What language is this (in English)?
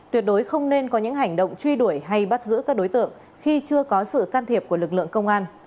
Vietnamese